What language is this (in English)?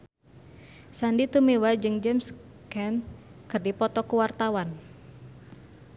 Sundanese